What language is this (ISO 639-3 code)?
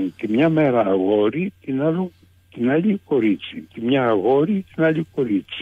ell